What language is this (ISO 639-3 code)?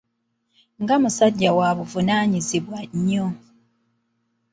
lug